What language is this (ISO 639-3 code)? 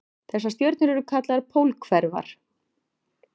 isl